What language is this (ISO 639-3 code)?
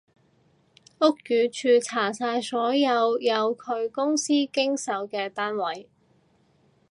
yue